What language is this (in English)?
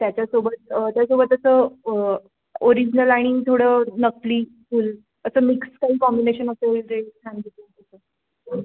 Marathi